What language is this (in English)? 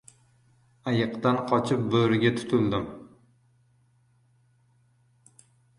Uzbek